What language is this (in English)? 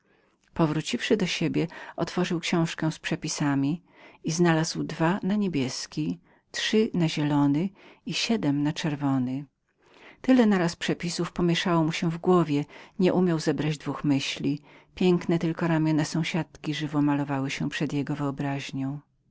Polish